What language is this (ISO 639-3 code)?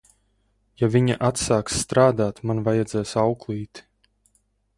lav